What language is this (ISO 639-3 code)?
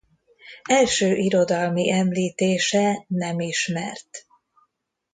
hun